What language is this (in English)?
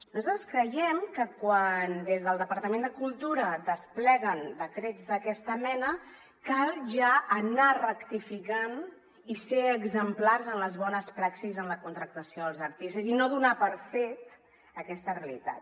Catalan